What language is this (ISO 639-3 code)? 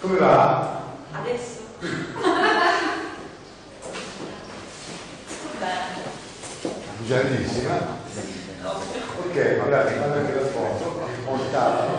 ita